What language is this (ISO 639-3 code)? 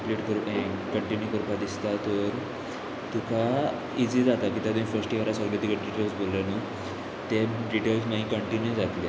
kok